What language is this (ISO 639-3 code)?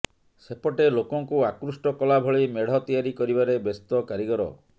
ori